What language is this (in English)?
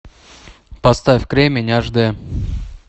Russian